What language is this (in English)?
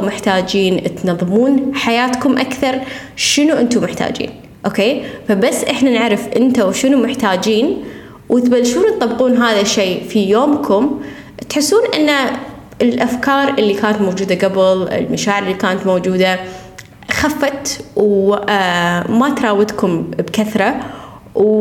Arabic